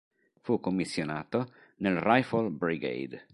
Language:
Italian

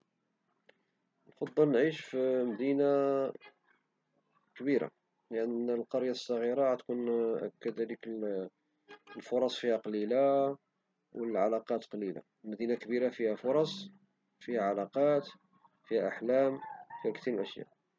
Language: Moroccan Arabic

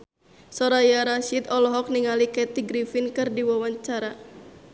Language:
Sundanese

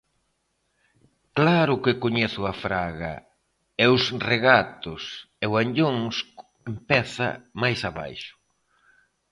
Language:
Galician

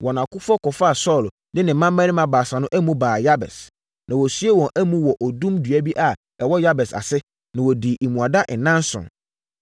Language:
Akan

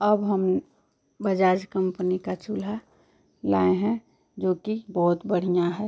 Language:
Hindi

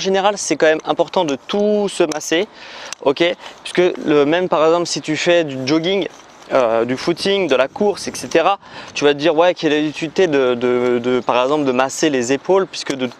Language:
French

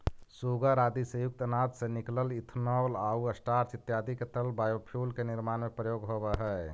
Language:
Magahi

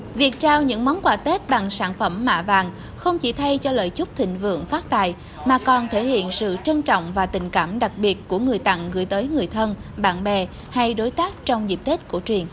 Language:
Vietnamese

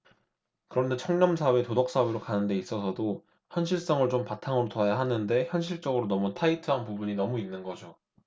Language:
Korean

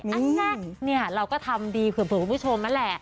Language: Thai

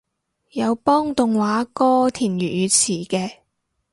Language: Cantonese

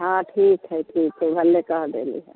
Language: Maithili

